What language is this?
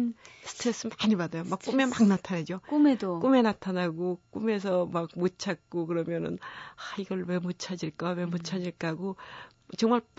Korean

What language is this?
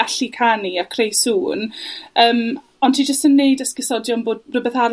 Welsh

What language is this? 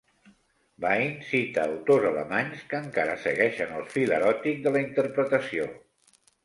Catalan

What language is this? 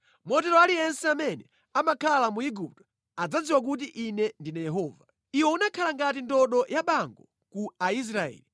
Nyanja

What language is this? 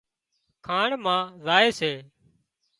Wadiyara Koli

